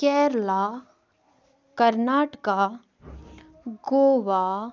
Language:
Kashmiri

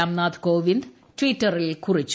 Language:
Malayalam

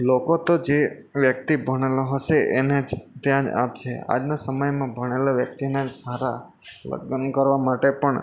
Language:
Gujarati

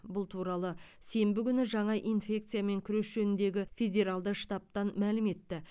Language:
Kazakh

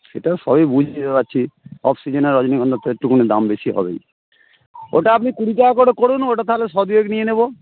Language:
Bangla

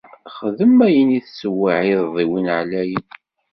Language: Kabyle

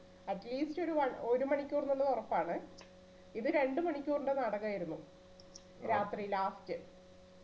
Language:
Malayalam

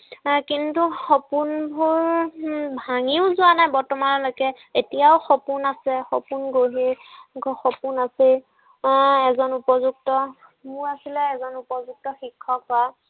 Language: Assamese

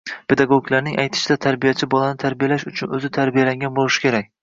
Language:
Uzbek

